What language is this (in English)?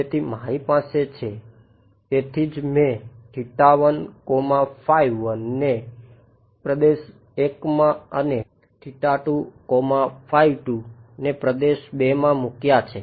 Gujarati